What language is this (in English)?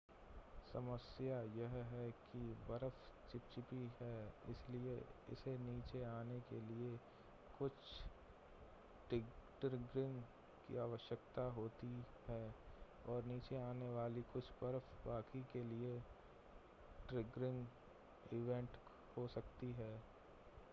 Hindi